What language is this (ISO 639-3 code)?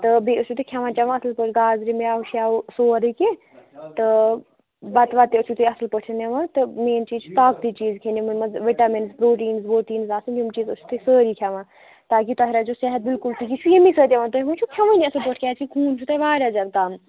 kas